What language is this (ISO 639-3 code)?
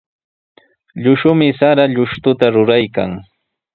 qws